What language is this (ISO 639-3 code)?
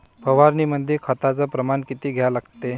mar